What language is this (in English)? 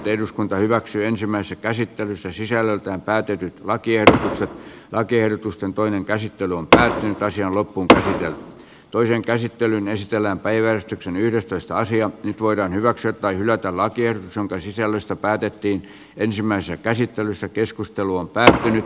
Finnish